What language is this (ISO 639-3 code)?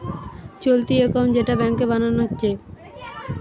ben